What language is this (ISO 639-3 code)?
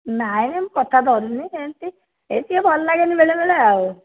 ori